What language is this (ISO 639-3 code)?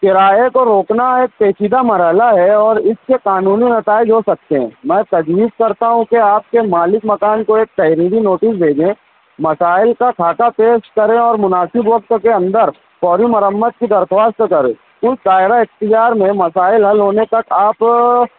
urd